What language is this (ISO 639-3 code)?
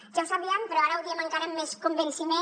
cat